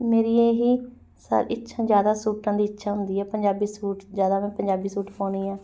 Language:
Punjabi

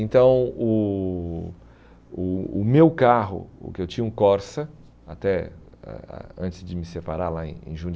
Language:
Portuguese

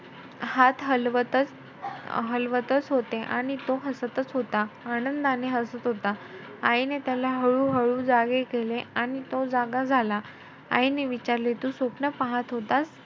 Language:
Marathi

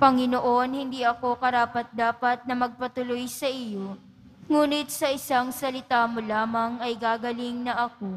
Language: Filipino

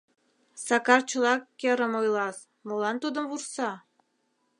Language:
Mari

